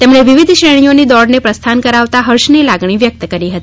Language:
Gujarati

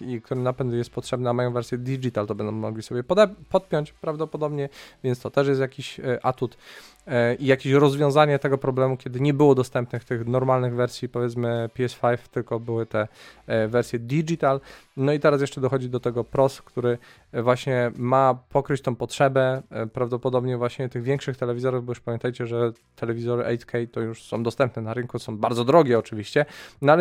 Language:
Polish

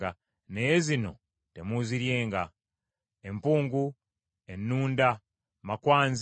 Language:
Ganda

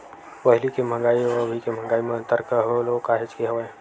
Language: Chhattisgarhi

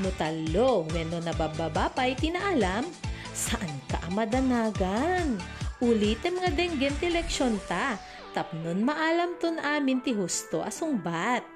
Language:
Filipino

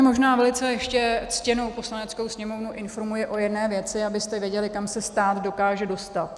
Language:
Czech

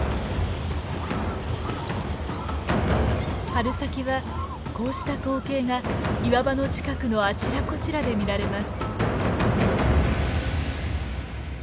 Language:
Japanese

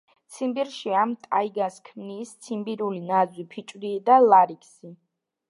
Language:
Georgian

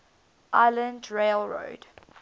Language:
English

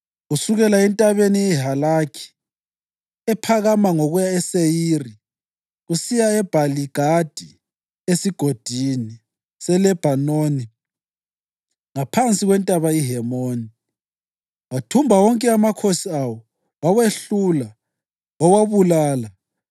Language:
North Ndebele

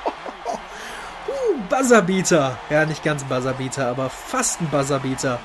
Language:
German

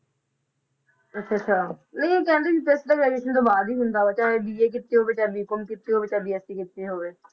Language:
Punjabi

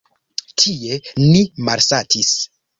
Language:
Esperanto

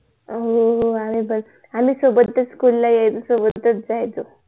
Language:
Marathi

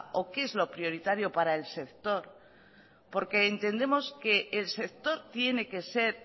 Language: Spanish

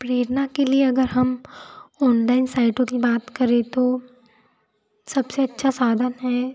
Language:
Hindi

